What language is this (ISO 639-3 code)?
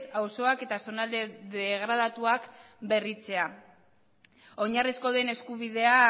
eus